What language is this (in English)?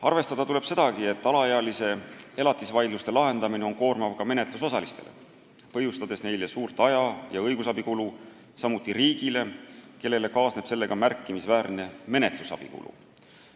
Estonian